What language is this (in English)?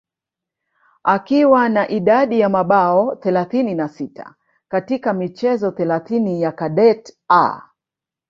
Swahili